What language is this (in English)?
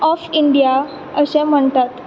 Konkani